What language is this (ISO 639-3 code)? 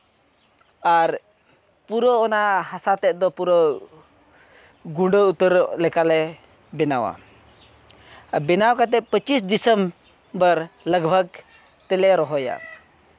sat